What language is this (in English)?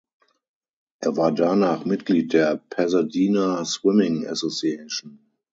German